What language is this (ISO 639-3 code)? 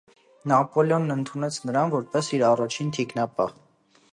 hye